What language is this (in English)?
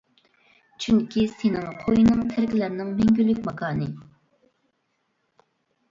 Uyghur